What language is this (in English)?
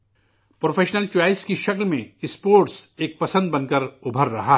Urdu